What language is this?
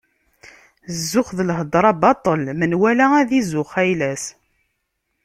Kabyle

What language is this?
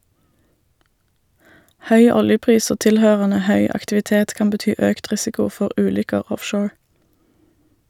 Norwegian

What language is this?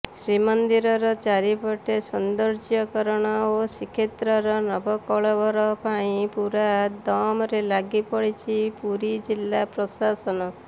Odia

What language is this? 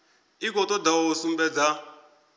Venda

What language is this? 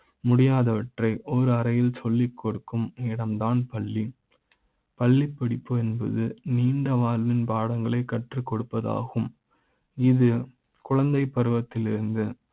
Tamil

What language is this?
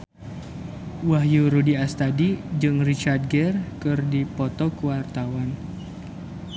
Sundanese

